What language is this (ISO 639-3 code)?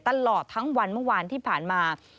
tha